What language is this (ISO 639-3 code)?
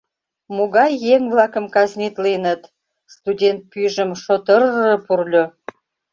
chm